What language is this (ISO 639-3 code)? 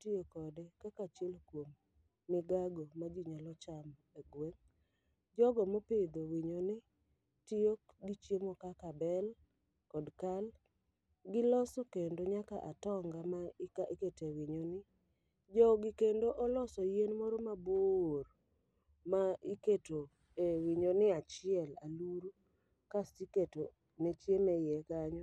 luo